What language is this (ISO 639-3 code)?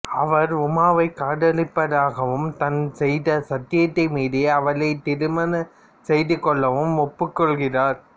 tam